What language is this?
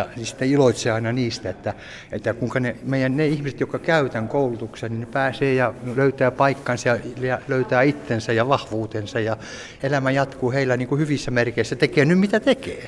Finnish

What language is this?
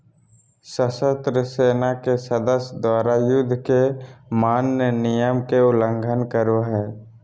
Magahi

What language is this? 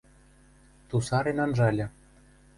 Western Mari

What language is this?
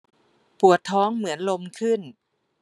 Thai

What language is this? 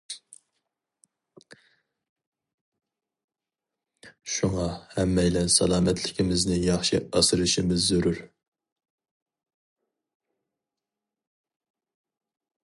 Uyghur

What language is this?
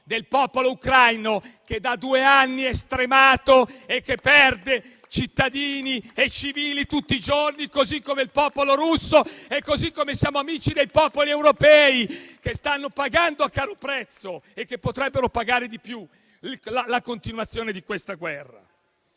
Italian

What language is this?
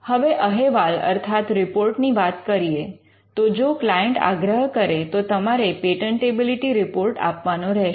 Gujarati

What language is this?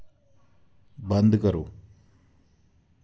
Dogri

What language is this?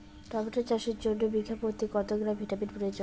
Bangla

